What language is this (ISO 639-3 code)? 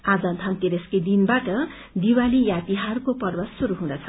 nep